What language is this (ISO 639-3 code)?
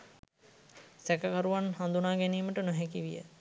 sin